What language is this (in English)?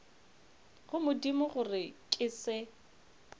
Northern Sotho